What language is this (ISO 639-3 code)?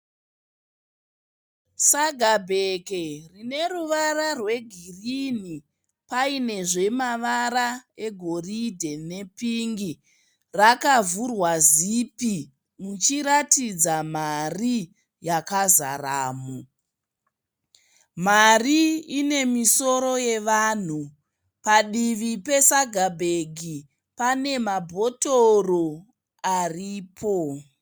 sna